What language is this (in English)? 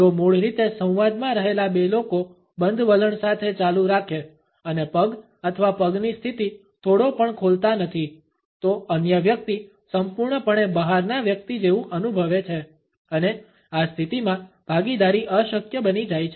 Gujarati